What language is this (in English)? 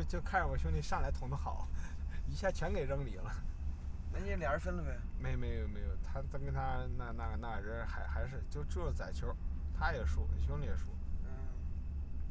Chinese